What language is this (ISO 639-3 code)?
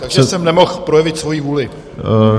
ces